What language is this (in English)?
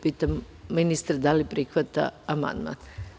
Serbian